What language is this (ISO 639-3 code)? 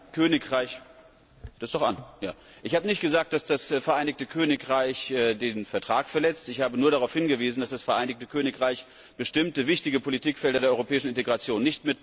deu